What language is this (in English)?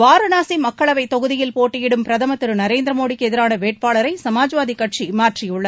Tamil